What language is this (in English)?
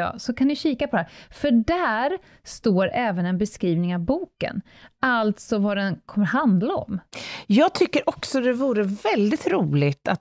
Swedish